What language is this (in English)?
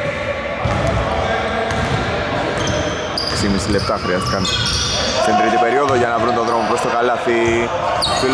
Greek